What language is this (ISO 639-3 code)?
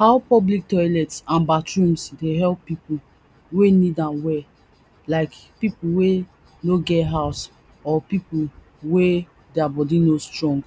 pcm